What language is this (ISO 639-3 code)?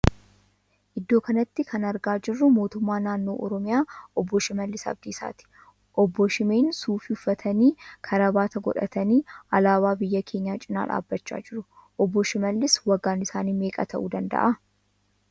orm